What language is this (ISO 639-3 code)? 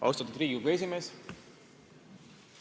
est